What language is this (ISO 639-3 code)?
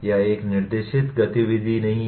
hin